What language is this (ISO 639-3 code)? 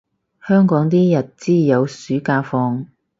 yue